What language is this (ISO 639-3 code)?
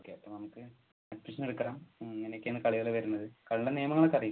mal